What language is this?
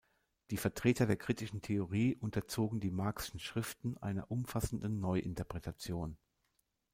German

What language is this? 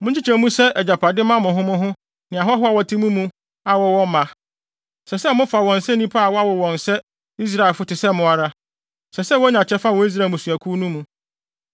Akan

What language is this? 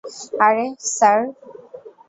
Bangla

